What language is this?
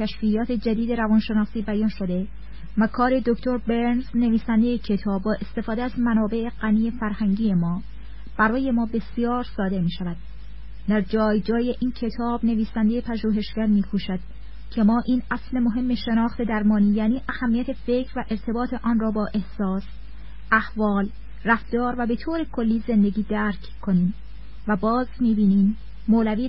Persian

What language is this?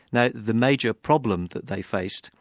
English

